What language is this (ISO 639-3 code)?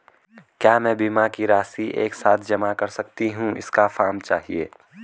hin